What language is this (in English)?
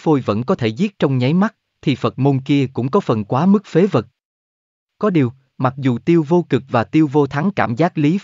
Vietnamese